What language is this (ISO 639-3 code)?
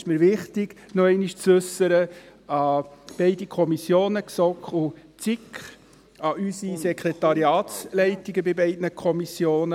gsw